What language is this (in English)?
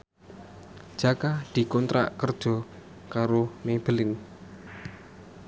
Javanese